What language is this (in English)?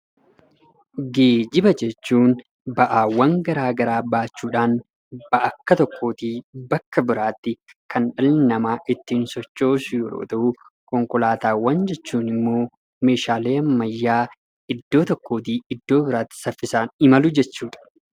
Oromo